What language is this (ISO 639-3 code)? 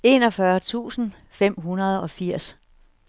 dan